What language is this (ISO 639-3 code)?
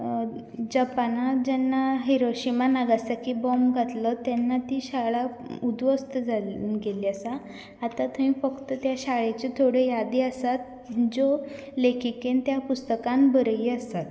kok